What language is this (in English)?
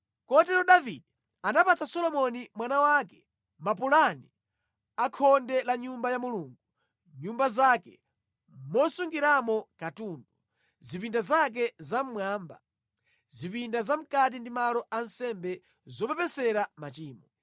Nyanja